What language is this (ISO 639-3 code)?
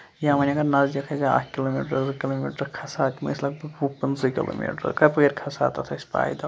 kas